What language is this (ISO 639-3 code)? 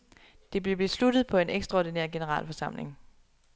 dan